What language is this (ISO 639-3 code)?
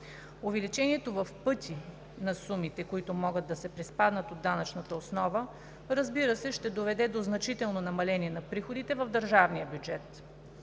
bul